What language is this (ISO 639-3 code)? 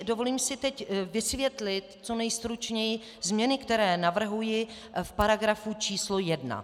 ces